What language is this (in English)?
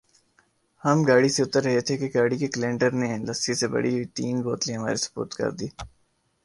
Urdu